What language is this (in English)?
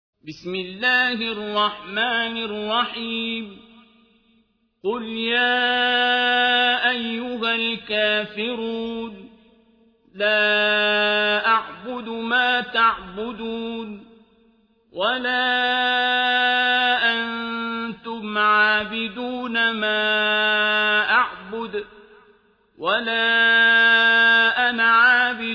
Arabic